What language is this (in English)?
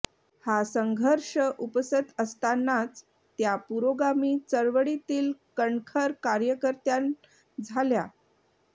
Marathi